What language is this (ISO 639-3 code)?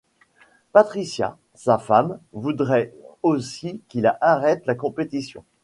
fra